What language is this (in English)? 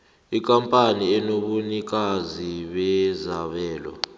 South Ndebele